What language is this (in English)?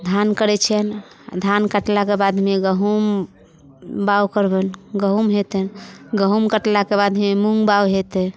Maithili